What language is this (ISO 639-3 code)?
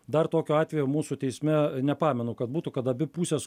lit